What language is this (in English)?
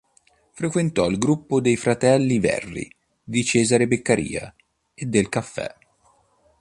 Italian